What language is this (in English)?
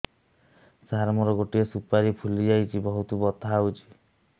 Odia